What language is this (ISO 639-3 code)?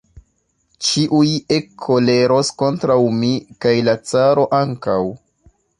epo